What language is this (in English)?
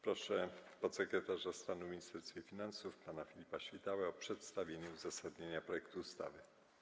Polish